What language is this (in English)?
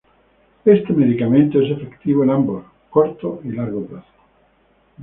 Spanish